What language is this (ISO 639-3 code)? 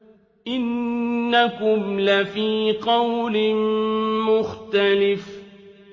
ara